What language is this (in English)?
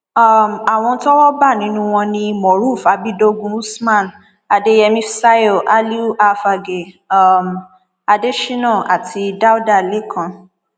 Yoruba